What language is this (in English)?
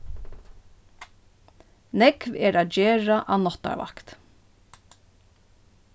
Faroese